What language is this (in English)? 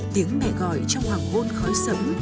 Vietnamese